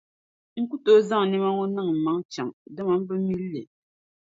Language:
Dagbani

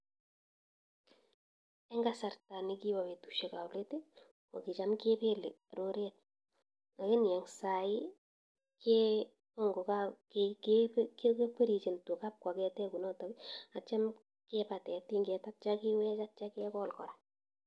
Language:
Kalenjin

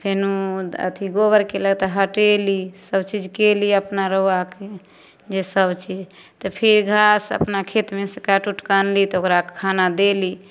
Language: Maithili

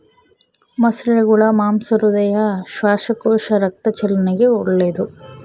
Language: Kannada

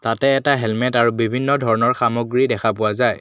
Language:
Assamese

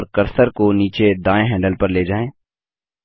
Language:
Hindi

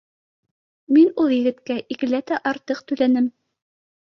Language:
Bashkir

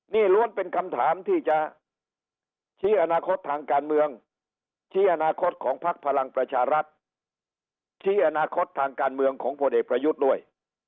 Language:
Thai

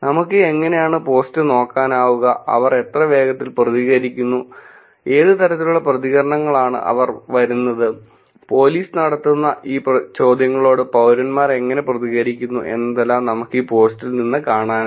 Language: Malayalam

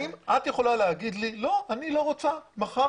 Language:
Hebrew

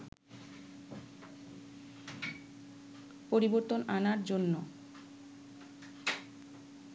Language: Bangla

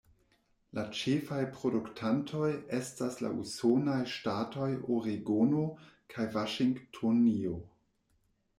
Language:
Esperanto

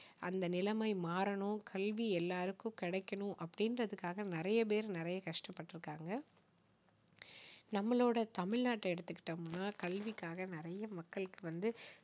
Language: Tamil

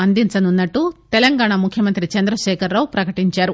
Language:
Telugu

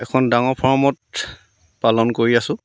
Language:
Assamese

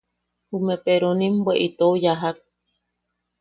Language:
Yaqui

